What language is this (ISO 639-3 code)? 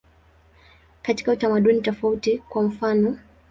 swa